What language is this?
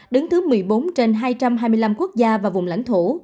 Vietnamese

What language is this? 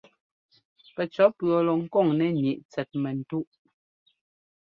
Ngomba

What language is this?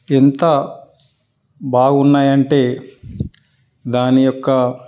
Telugu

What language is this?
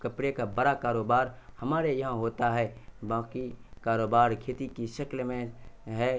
Urdu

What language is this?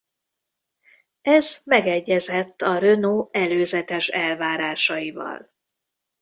Hungarian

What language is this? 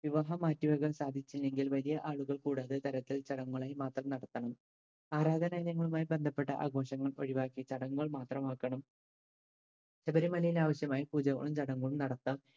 Malayalam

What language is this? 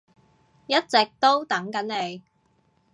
Cantonese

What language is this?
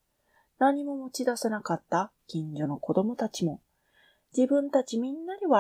Japanese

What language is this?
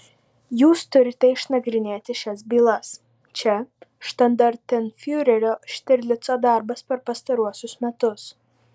Lithuanian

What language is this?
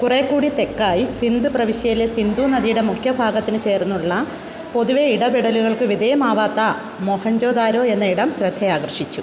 Malayalam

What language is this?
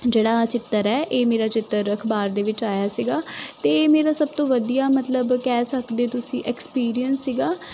Punjabi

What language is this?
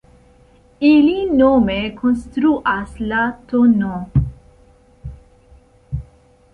Esperanto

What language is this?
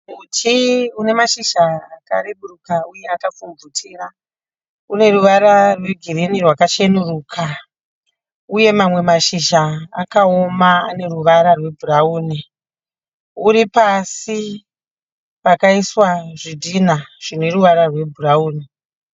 Shona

